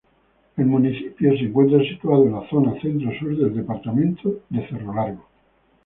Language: Spanish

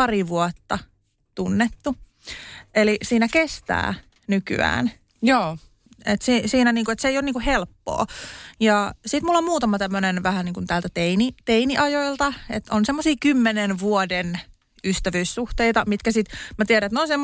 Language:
Finnish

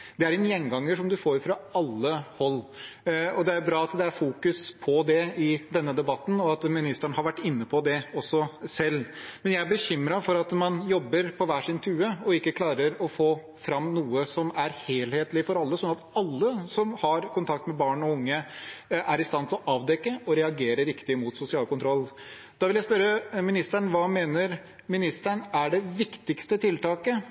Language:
Norwegian Bokmål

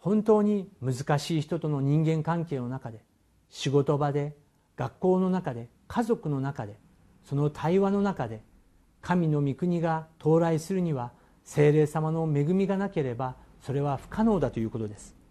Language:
Japanese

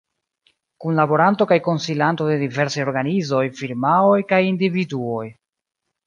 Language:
Esperanto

